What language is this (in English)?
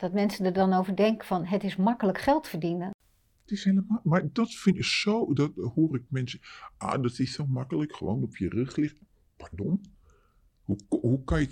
Dutch